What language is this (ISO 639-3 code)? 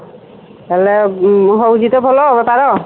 ori